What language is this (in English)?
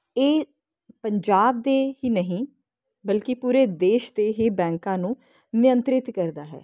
Punjabi